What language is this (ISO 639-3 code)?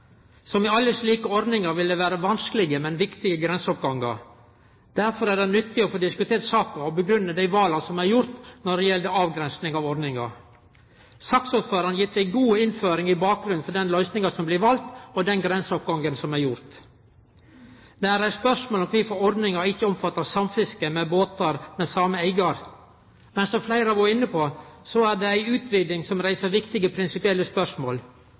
nno